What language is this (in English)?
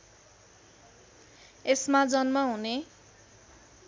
Nepali